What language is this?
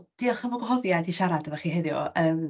Welsh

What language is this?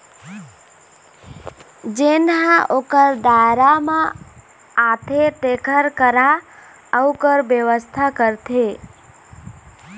Chhattisgarhi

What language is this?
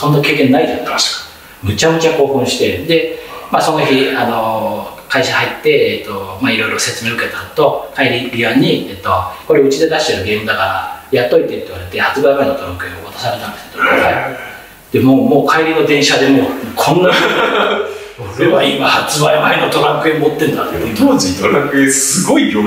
Japanese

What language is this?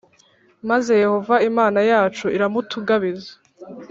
Kinyarwanda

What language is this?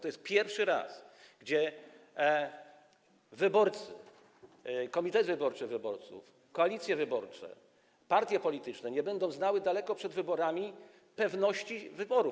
Polish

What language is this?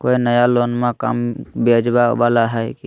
Magahi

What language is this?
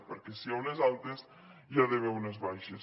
Catalan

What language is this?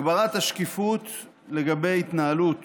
Hebrew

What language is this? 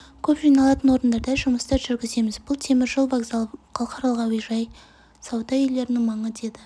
Kazakh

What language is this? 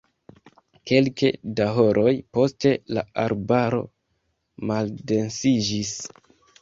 Esperanto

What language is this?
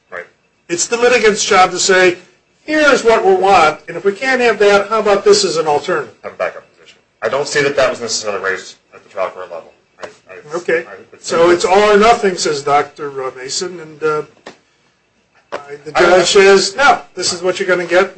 English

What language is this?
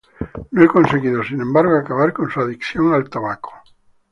Spanish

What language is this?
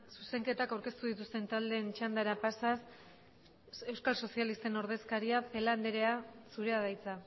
Basque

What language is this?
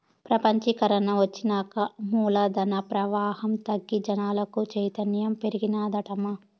Telugu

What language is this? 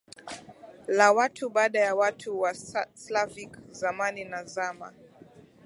Swahili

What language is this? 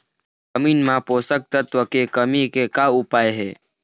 Chhattisgarhi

